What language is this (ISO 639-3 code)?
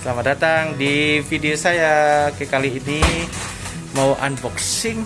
ind